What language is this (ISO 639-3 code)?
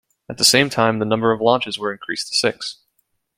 eng